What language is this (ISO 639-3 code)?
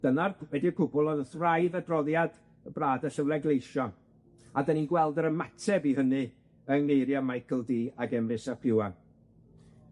cym